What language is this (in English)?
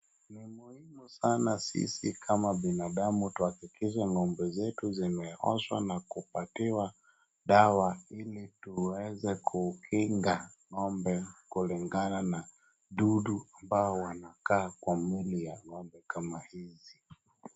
Swahili